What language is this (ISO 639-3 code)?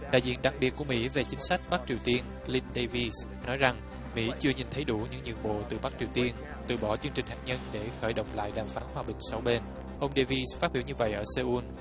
vie